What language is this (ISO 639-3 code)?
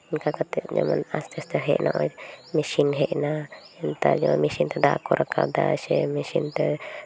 sat